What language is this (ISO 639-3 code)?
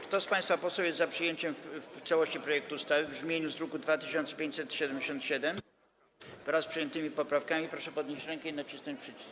pol